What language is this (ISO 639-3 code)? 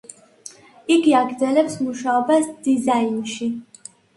kat